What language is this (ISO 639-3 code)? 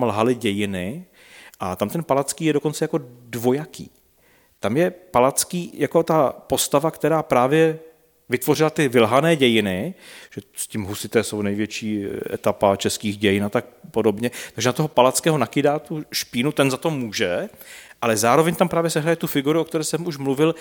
ces